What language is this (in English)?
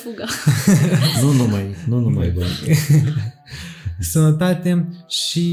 Romanian